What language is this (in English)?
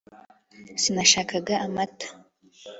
Kinyarwanda